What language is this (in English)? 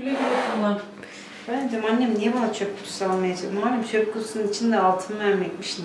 Turkish